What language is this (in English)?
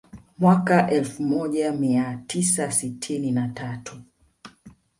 Swahili